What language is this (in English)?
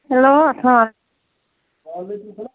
Kashmiri